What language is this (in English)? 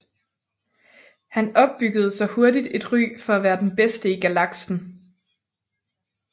Danish